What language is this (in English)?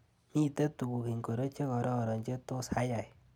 Kalenjin